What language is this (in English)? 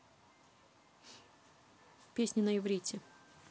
Russian